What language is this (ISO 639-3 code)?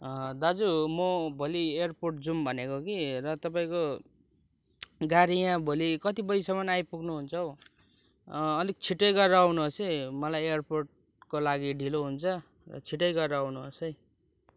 nep